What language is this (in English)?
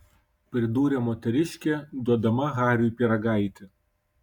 Lithuanian